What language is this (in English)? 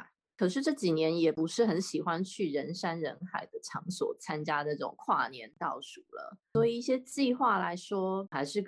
Chinese